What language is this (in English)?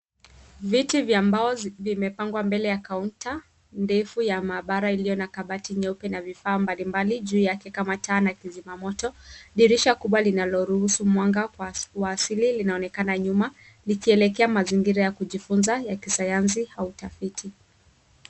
Swahili